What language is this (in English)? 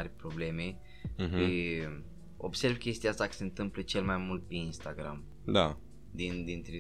Romanian